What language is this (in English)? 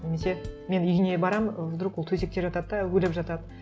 Kazakh